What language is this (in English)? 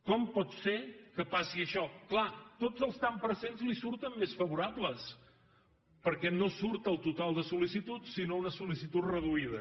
Catalan